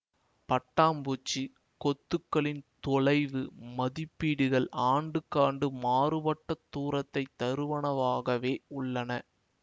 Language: Tamil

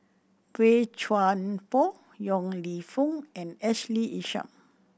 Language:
English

